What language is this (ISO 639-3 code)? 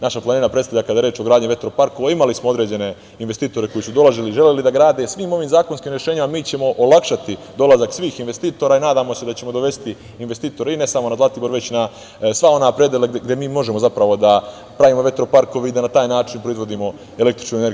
srp